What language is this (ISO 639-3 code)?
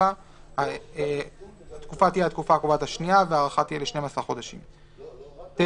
heb